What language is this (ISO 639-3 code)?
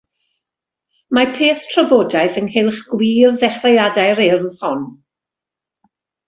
cym